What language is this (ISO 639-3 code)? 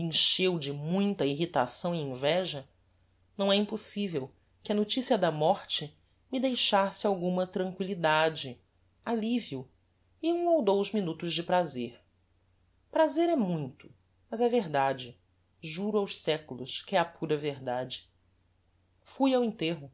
por